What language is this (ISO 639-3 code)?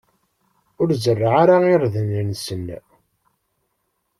kab